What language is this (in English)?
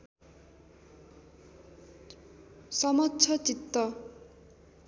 Nepali